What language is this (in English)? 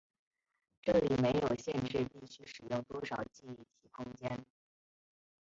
Chinese